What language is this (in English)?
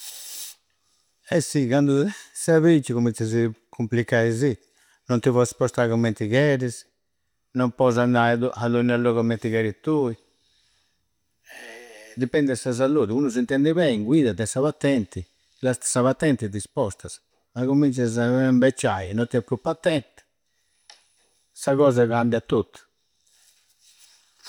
Campidanese Sardinian